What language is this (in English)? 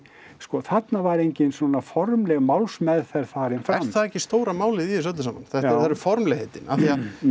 Icelandic